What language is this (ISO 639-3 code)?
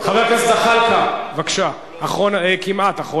heb